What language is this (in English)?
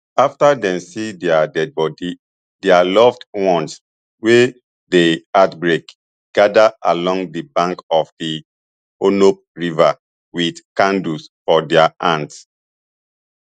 Nigerian Pidgin